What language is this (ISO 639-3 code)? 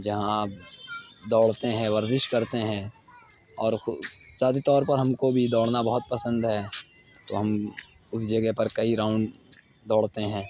urd